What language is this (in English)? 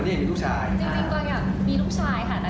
Thai